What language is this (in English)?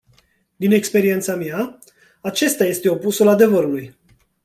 Romanian